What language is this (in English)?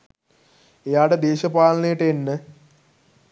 Sinhala